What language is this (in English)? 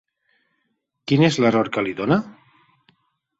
Catalan